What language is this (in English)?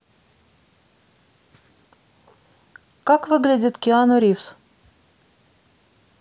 Russian